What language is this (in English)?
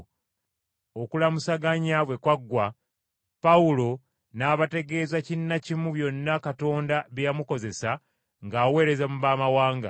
Ganda